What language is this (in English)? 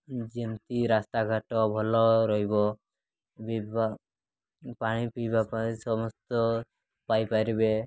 Odia